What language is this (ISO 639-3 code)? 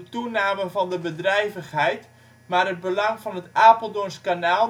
nld